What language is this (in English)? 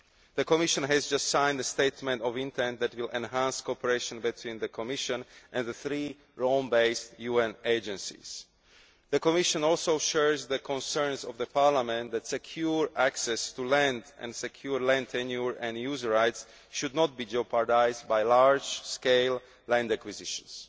English